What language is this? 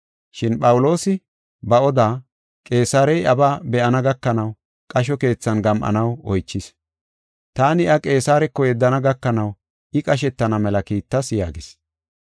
Gofa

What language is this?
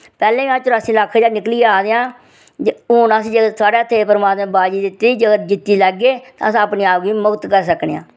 Dogri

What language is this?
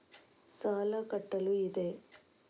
Kannada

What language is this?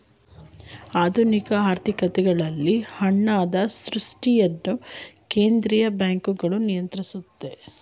Kannada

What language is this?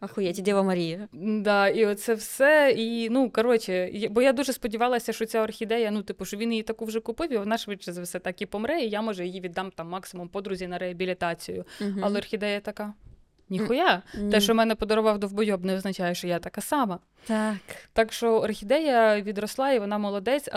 Ukrainian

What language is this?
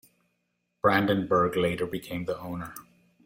English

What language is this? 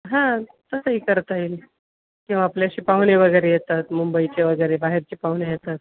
Marathi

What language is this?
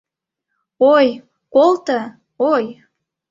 Mari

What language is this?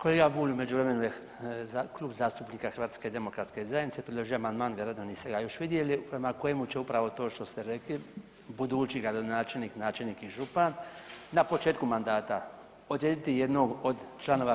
Croatian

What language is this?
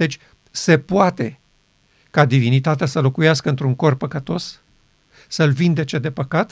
Romanian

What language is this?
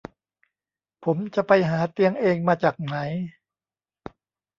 Thai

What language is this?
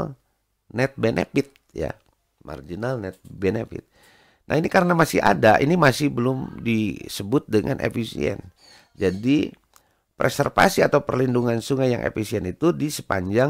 Indonesian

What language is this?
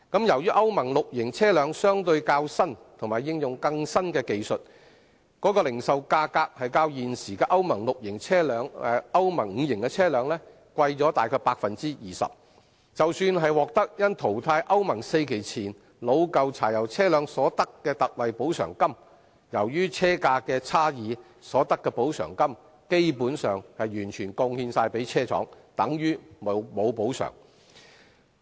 Cantonese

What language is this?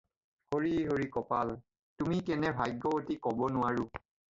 Assamese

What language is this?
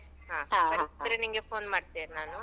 Kannada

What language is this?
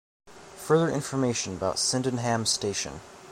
English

